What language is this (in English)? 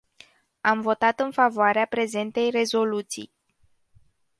Romanian